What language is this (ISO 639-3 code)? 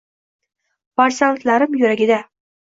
uzb